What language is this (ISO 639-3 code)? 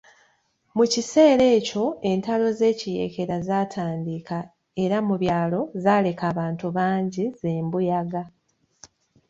lug